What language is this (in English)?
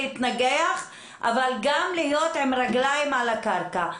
Hebrew